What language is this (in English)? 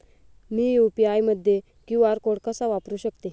Marathi